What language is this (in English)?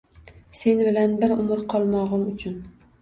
Uzbek